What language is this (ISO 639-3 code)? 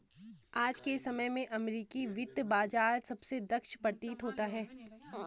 hin